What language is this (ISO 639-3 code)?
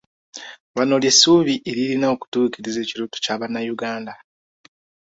lug